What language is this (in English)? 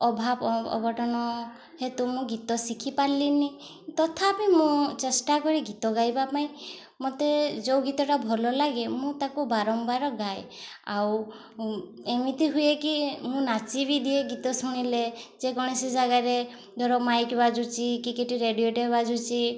Odia